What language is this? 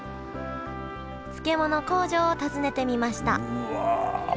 Japanese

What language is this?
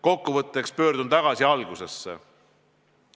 Estonian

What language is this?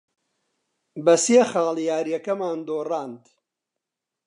Central Kurdish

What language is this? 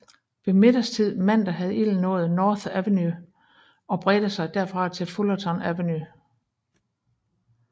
Danish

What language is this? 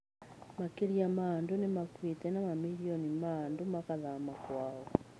Kikuyu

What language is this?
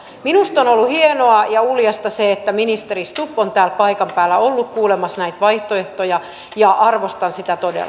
Finnish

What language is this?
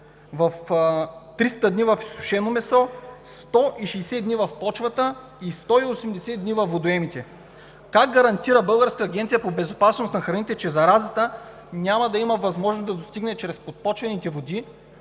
Bulgarian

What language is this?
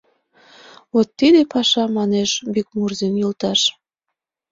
Mari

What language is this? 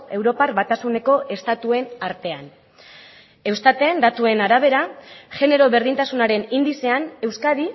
Basque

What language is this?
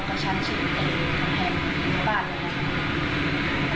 Thai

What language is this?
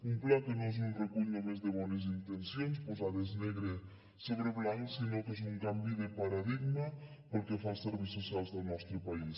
Catalan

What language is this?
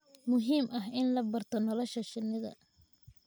Somali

